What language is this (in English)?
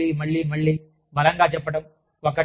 Telugu